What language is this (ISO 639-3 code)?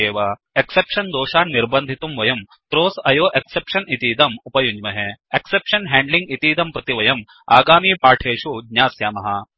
san